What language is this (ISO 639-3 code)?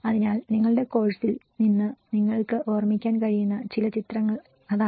mal